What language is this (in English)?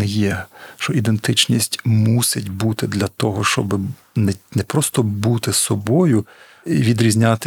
Ukrainian